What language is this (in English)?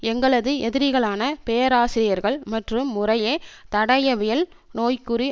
Tamil